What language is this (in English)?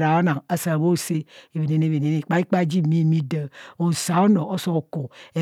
Kohumono